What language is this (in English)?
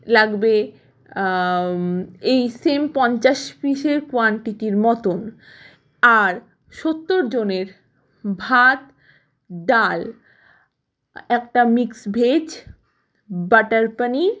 Bangla